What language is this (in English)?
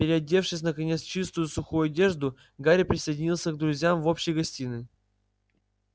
Russian